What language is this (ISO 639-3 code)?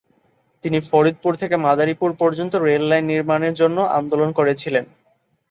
ben